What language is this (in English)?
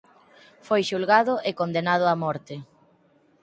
Galician